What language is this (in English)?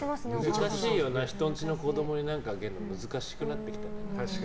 Japanese